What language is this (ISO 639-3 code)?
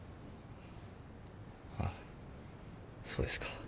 jpn